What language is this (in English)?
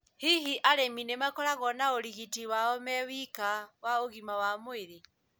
Kikuyu